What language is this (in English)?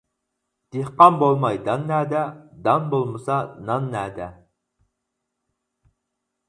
Uyghur